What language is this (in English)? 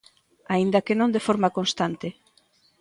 Galician